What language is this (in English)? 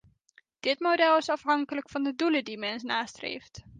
Dutch